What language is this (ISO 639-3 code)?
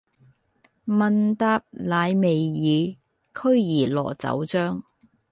yue